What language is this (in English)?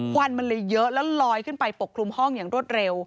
Thai